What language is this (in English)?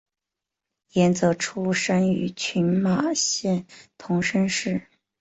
Chinese